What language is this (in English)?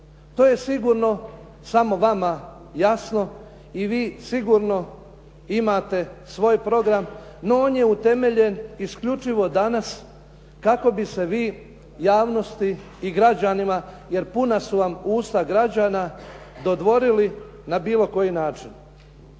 Croatian